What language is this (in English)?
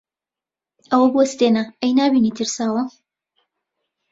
Central Kurdish